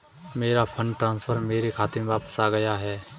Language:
Hindi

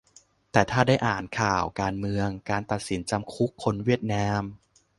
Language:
Thai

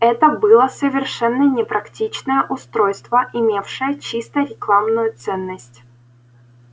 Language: Russian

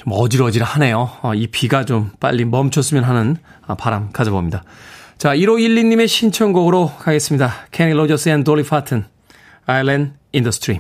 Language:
Korean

